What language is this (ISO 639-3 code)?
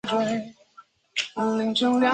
zho